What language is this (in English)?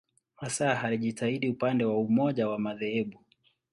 Swahili